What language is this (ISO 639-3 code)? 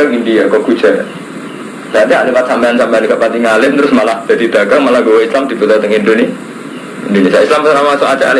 ind